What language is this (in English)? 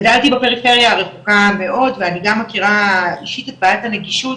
Hebrew